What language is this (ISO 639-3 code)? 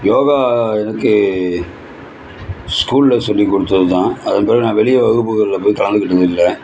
tam